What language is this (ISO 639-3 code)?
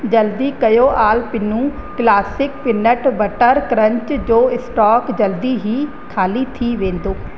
snd